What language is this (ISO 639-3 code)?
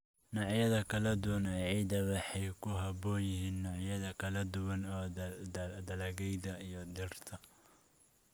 som